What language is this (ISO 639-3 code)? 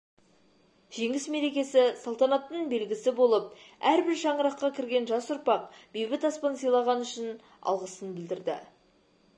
kaz